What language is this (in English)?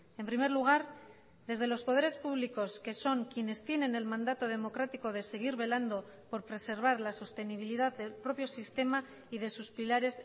Spanish